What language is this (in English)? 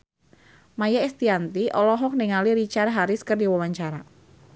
Sundanese